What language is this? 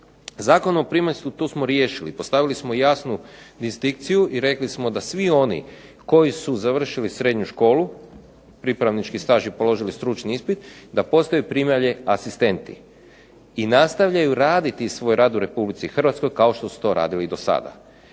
Croatian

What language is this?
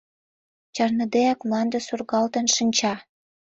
Mari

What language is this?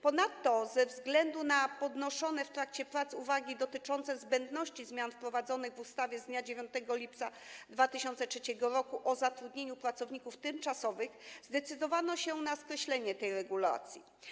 Polish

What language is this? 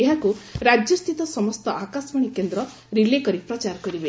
Odia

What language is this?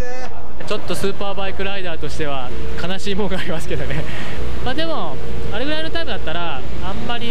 Japanese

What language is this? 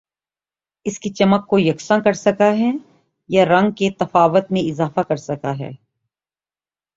Urdu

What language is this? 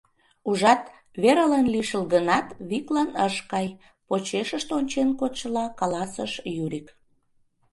Mari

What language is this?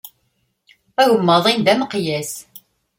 Kabyle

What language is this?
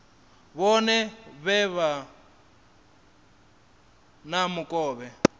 Venda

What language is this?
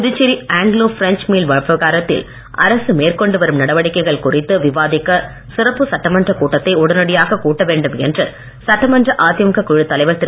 Tamil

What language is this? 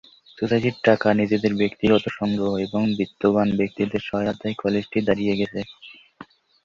Bangla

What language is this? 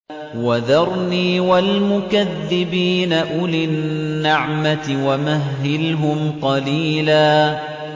Arabic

